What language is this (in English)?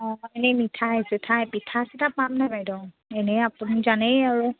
Assamese